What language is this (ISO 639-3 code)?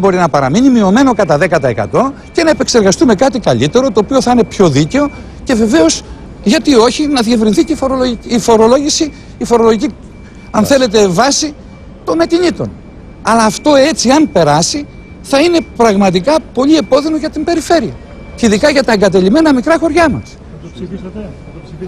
ell